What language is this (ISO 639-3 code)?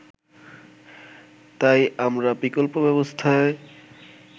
ben